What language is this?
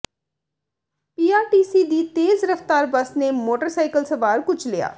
Punjabi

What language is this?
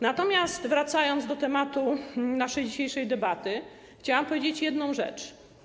Polish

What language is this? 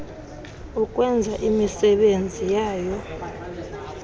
Xhosa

